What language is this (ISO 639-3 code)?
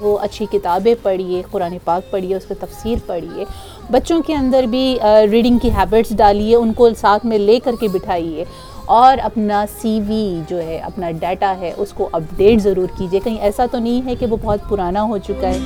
urd